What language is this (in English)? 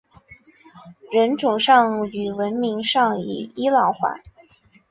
Chinese